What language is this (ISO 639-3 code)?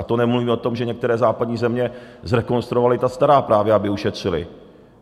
ces